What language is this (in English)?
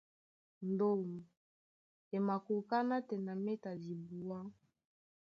Duala